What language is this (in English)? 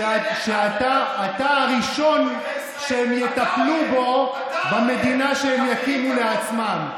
Hebrew